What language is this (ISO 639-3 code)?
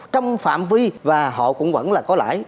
vie